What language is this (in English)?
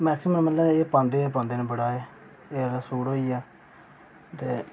Dogri